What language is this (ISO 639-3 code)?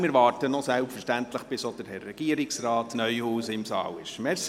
gsw